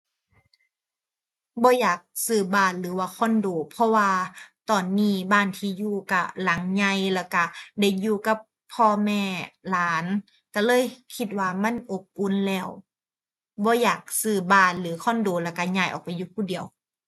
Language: Thai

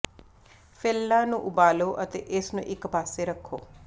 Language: Punjabi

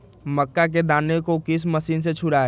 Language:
Magahi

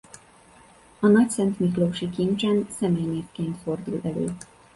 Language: Hungarian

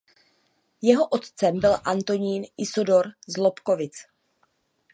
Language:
Czech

